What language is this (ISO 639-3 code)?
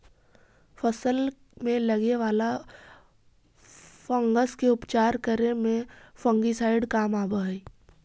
mag